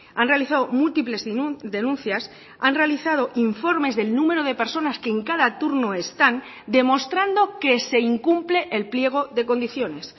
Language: Spanish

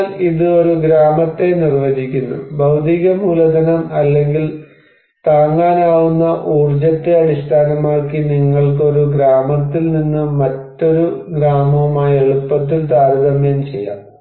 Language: Malayalam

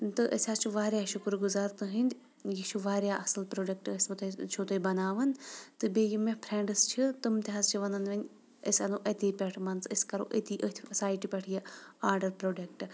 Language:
Kashmiri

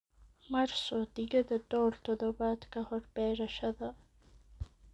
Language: Somali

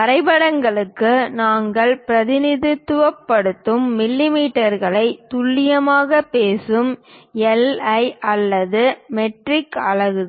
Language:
Tamil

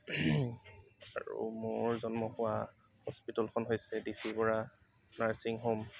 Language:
Assamese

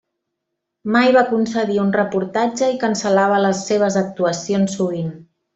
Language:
Catalan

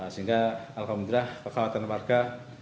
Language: Indonesian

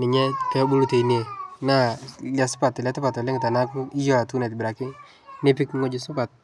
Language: Masai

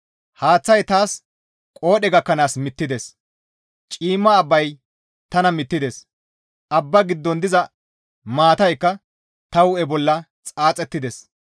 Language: Gamo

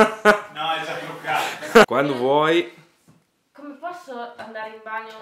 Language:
Italian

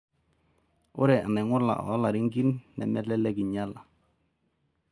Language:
Masai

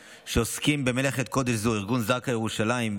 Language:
Hebrew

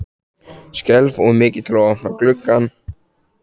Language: Icelandic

